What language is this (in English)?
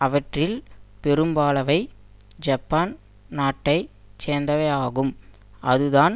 Tamil